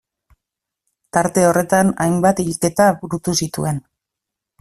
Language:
Basque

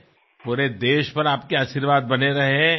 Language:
Telugu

